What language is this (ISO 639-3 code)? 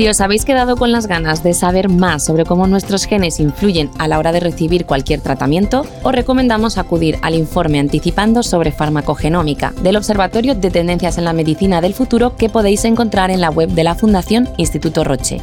spa